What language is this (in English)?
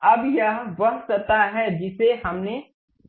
Hindi